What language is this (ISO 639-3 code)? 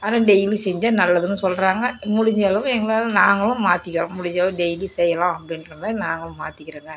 tam